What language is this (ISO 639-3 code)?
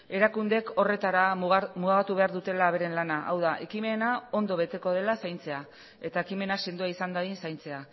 eus